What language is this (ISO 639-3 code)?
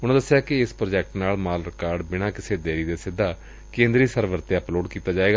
pan